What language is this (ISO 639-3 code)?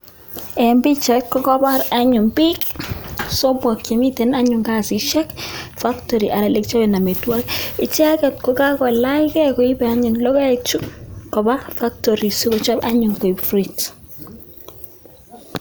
kln